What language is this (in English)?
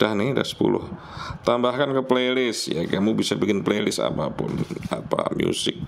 Indonesian